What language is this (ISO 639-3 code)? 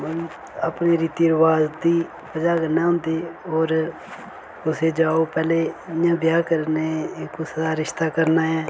doi